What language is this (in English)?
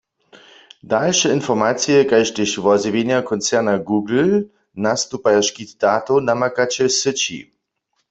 Upper Sorbian